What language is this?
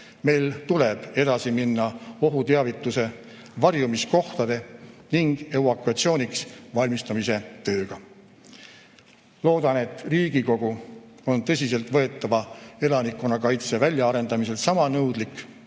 Estonian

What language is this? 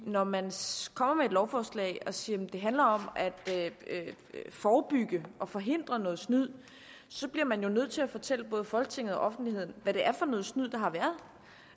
Danish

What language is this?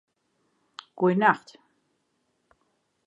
Western Frisian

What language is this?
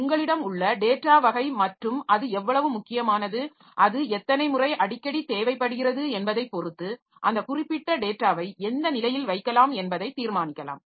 Tamil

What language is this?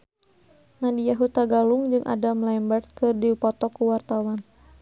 Sundanese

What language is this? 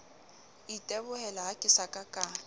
Southern Sotho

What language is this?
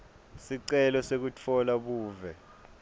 Swati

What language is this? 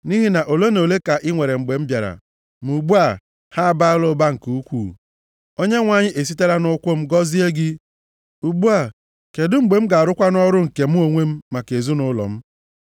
Igbo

